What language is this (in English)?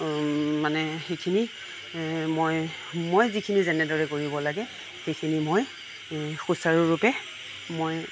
Assamese